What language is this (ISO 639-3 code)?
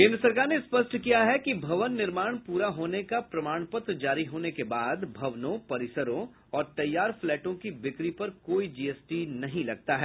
hin